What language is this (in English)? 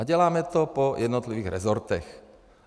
Czech